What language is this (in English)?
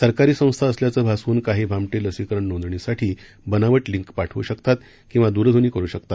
Marathi